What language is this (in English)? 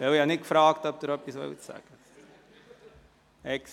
Swiss German